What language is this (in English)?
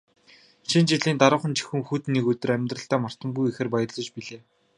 Mongolian